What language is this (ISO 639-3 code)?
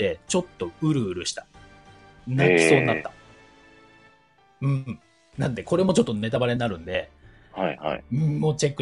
jpn